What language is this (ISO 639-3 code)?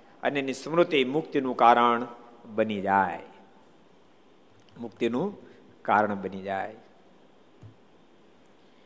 guj